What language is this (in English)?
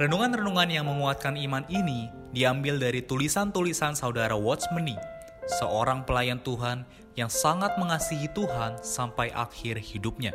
Indonesian